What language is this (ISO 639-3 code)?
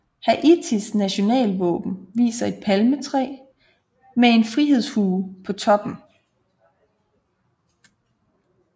dan